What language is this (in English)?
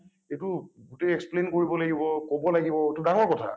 Assamese